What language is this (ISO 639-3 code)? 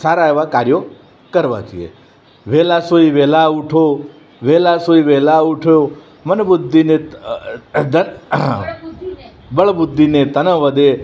guj